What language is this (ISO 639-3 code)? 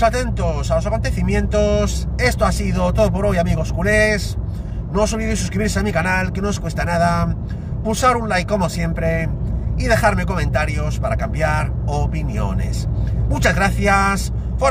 spa